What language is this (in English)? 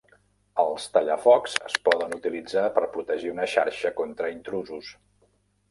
Catalan